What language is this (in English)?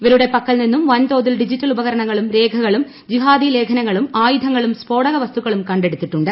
Malayalam